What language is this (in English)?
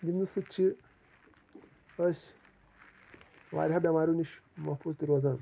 Kashmiri